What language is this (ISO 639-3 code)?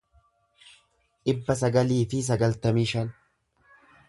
orm